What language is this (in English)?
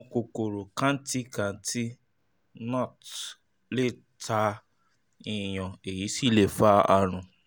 Yoruba